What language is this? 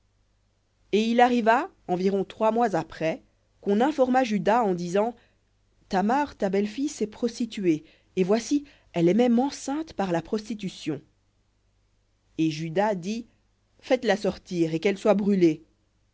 French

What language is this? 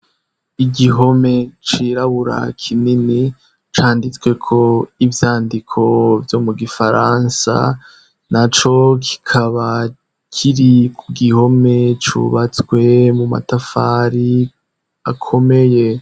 Rundi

